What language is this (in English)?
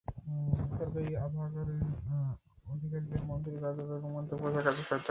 Bangla